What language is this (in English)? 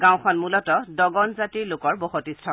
Assamese